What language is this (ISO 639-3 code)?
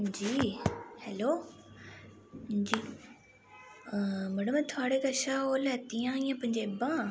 doi